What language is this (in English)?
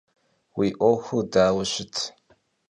Kabardian